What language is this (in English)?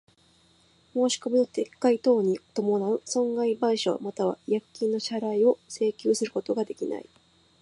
Japanese